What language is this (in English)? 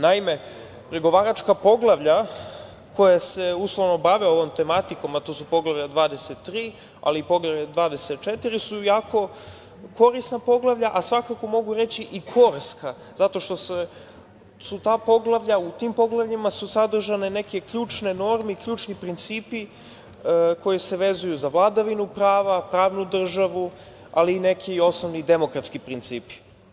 Serbian